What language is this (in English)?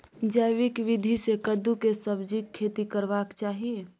Maithili